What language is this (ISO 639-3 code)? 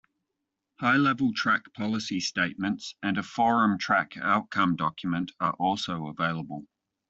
eng